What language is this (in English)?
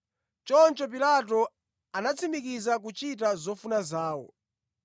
Nyanja